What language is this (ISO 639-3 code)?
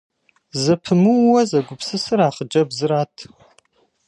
kbd